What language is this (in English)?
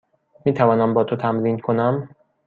Persian